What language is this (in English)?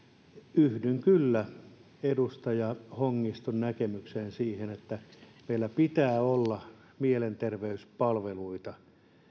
Finnish